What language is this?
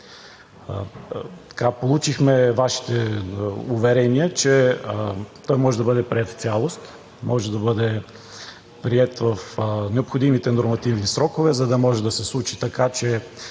Bulgarian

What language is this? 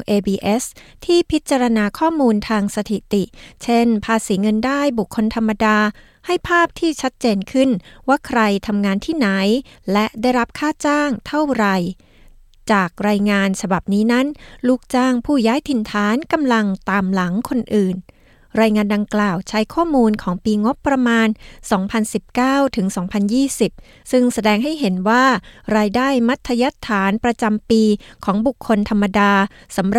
Thai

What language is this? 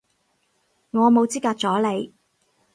Cantonese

